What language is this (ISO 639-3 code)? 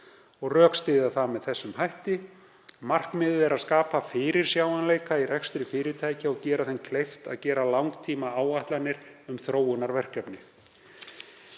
isl